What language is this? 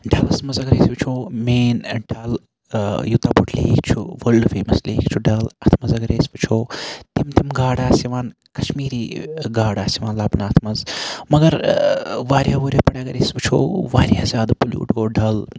Kashmiri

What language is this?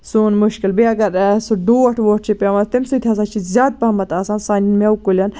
Kashmiri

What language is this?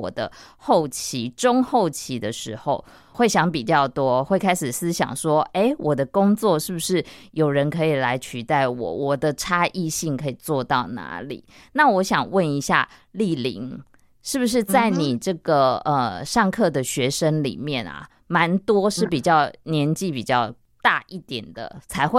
Chinese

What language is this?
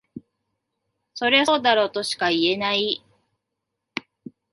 Japanese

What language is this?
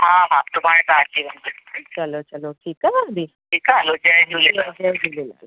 Sindhi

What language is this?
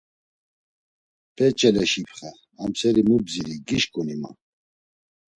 Laz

